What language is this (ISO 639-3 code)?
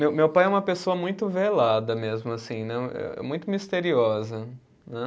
por